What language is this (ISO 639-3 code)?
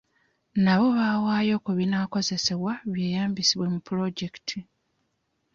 lug